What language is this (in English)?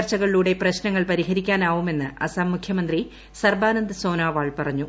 Malayalam